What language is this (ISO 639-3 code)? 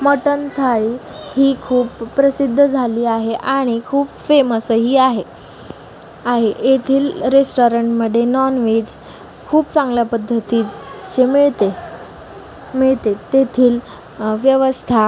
mar